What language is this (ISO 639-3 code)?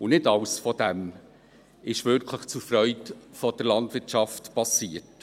gsw